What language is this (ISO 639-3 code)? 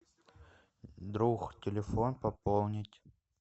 rus